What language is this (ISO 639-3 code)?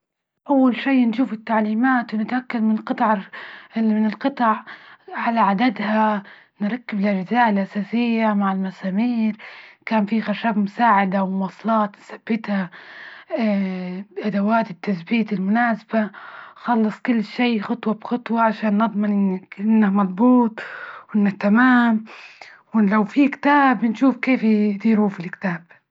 ayl